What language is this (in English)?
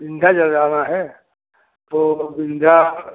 Hindi